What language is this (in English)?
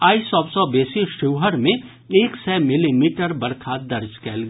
Maithili